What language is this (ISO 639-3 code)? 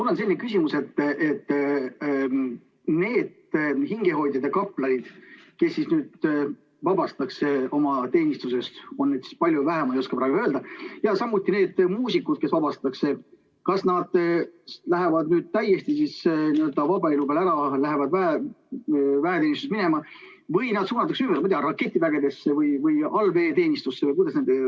est